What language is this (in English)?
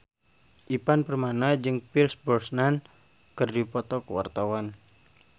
Sundanese